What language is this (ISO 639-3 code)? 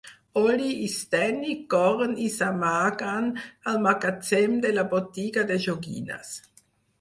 cat